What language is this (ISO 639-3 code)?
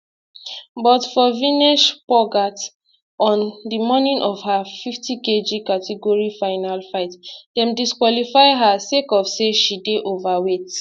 pcm